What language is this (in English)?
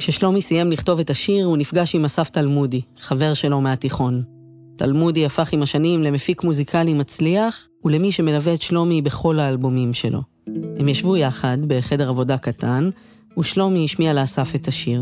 Hebrew